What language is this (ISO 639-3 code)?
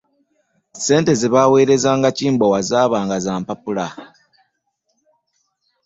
lug